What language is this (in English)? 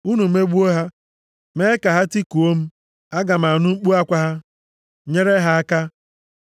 Igbo